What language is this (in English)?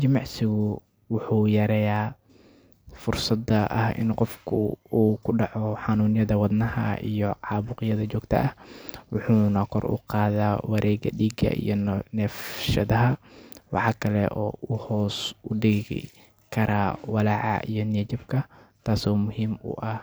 Somali